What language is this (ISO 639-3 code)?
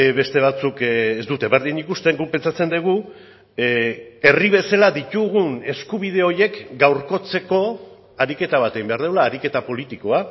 eus